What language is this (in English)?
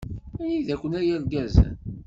Kabyle